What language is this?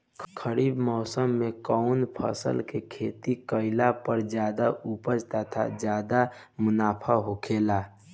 Bhojpuri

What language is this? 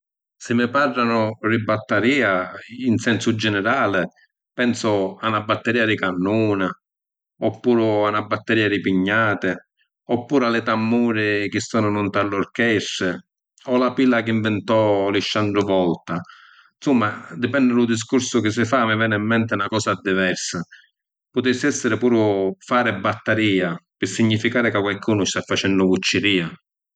Sicilian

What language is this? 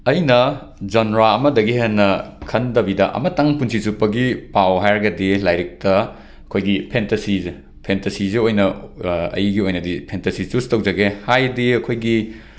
Manipuri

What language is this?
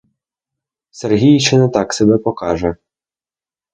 Ukrainian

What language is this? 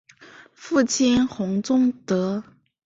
Chinese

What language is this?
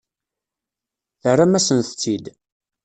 Kabyle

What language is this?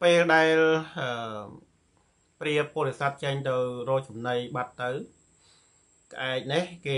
Thai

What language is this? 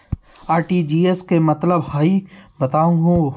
Magahi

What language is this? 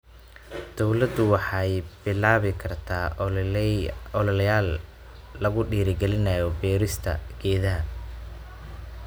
Somali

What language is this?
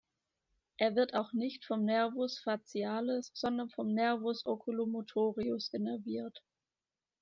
German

